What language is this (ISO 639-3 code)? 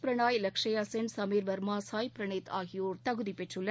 tam